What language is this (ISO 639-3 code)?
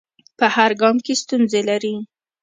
pus